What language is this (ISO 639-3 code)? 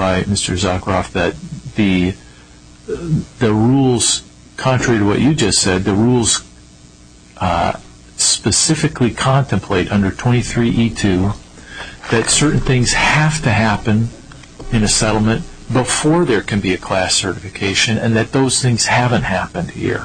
eng